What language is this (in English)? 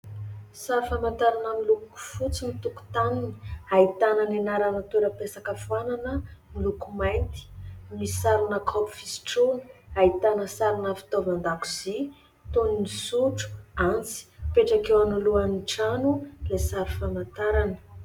Malagasy